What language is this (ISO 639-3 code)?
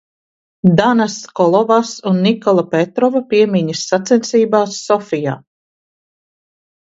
lav